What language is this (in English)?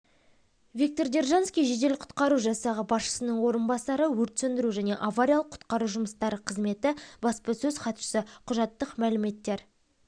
Kazakh